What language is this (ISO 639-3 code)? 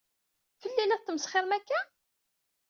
kab